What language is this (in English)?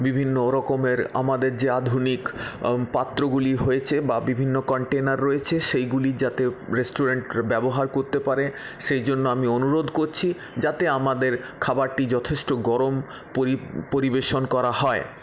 Bangla